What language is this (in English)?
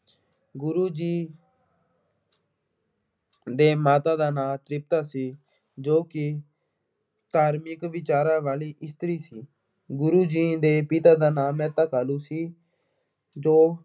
Punjabi